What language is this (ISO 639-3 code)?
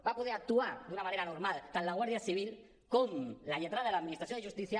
cat